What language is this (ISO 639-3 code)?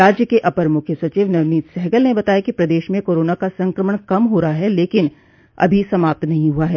hin